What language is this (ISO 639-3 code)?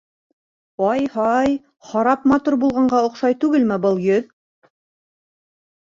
bak